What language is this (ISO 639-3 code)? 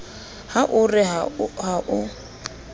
sot